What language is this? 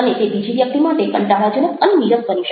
Gujarati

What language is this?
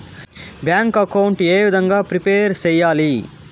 Telugu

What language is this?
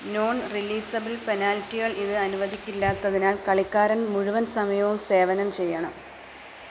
Malayalam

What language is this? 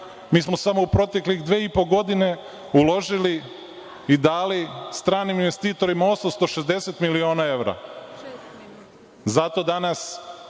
Serbian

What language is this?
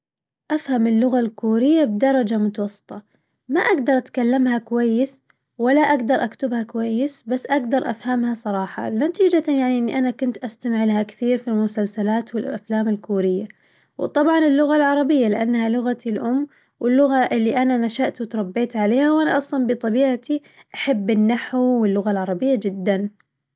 Najdi Arabic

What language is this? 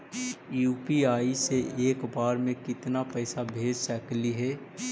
Magahi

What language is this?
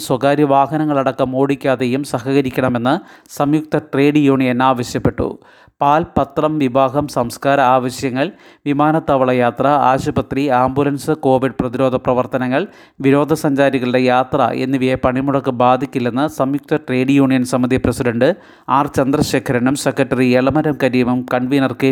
Malayalam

